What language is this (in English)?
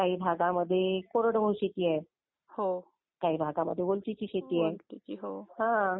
Marathi